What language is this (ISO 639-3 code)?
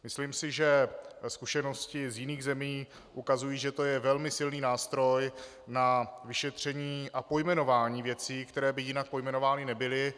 ces